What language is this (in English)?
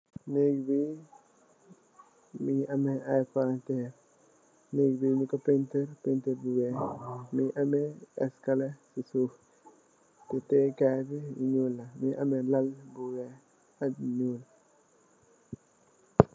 Wolof